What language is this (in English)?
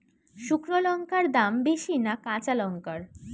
Bangla